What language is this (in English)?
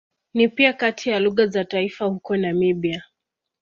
Swahili